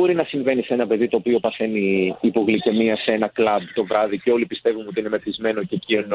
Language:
Greek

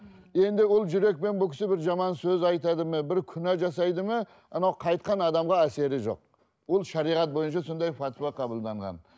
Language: Kazakh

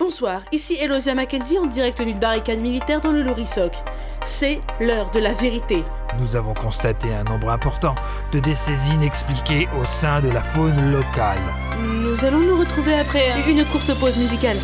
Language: French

